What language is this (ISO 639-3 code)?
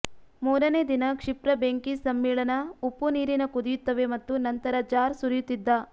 kan